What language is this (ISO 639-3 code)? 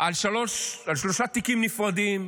heb